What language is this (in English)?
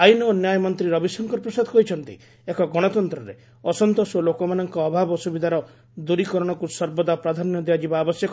Odia